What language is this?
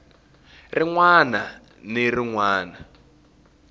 Tsonga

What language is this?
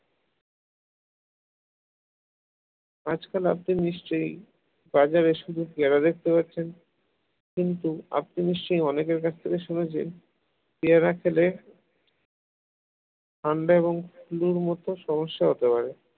Bangla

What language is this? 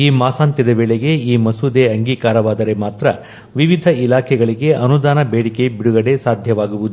Kannada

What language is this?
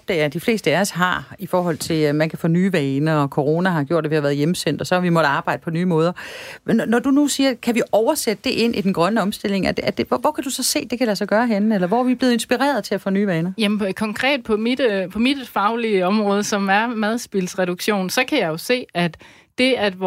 Danish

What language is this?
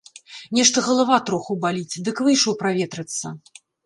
Belarusian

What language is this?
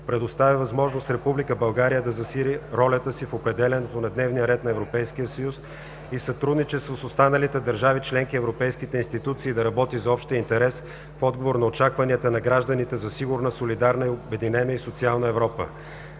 Bulgarian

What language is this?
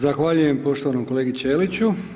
Croatian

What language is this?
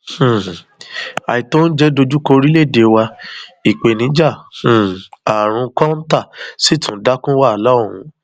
Yoruba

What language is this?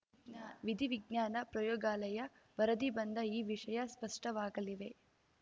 Kannada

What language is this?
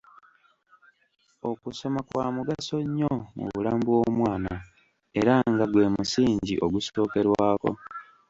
Ganda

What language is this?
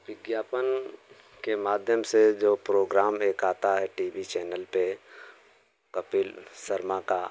Hindi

